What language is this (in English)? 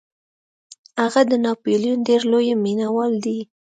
Pashto